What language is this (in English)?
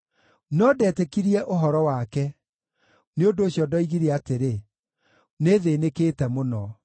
Kikuyu